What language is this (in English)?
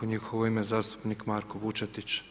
Croatian